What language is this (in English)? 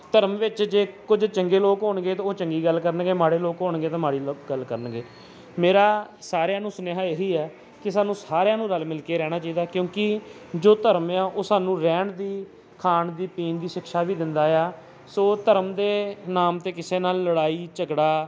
Punjabi